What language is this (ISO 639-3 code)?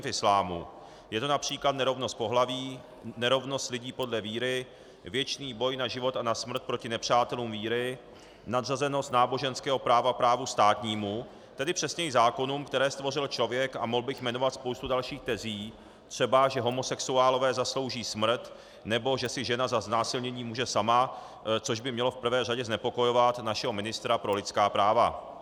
ces